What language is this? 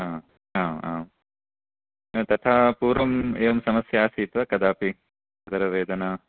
Sanskrit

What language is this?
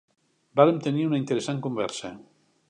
Catalan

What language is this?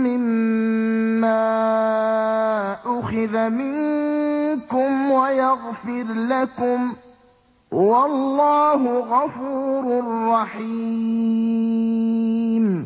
Arabic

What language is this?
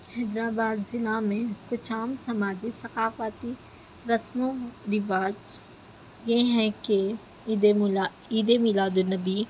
Urdu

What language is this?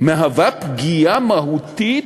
Hebrew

